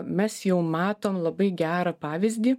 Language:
Lithuanian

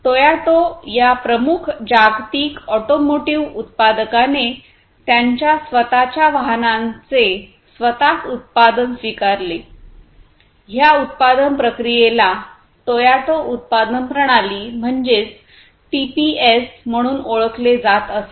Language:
Marathi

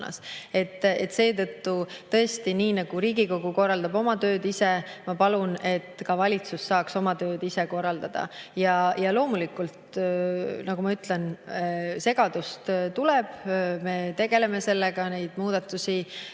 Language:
Estonian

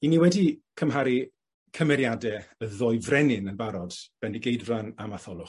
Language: Welsh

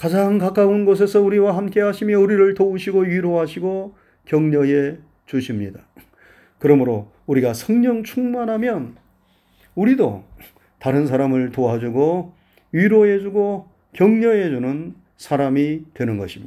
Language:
Korean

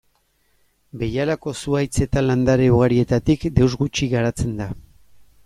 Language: Basque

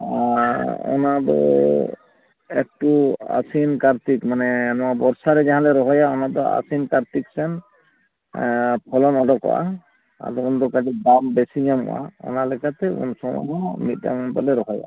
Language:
Santali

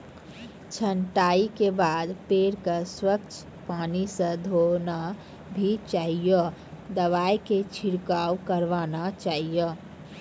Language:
Maithili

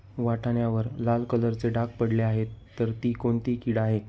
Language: Marathi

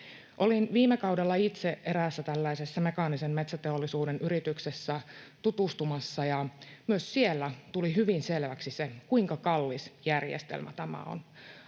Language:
Finnish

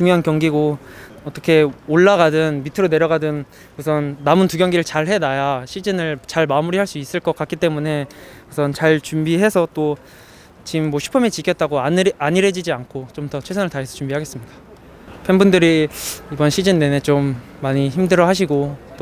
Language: Korean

